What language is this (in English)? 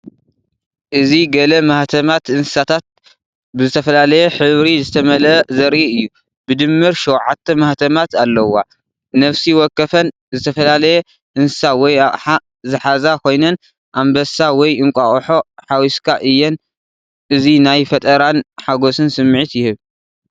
Tigrinya